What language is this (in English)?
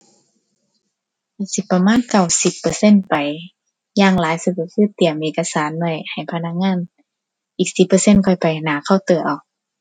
Thai